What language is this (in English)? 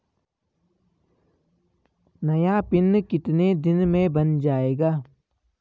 Hindi